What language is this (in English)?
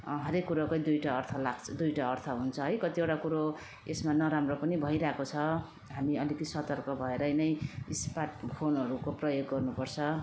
Nepali